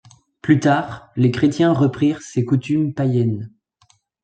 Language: French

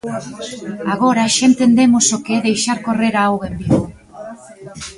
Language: Galician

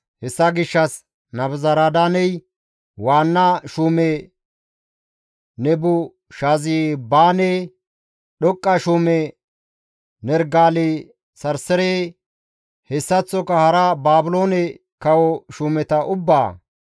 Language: Gamo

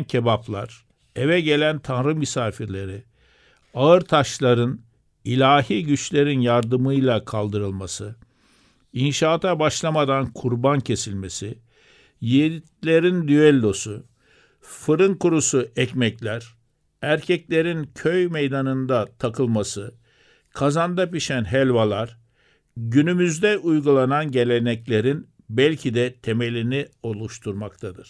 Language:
Turkish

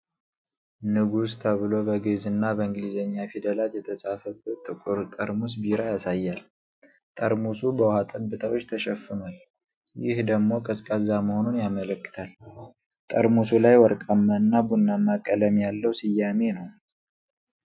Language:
Amharic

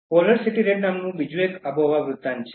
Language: Gujarati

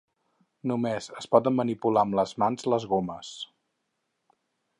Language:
Catalan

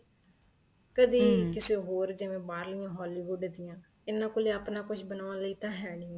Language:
Punjabi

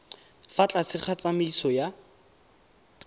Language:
Tswana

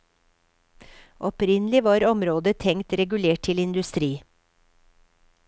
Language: Norwegian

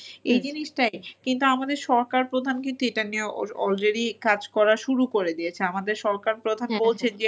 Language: Bangla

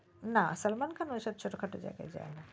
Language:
Bangla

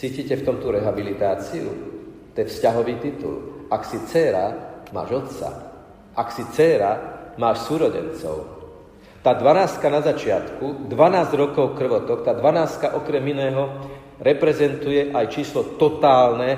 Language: Slovak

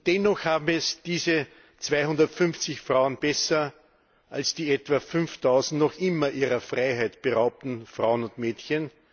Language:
German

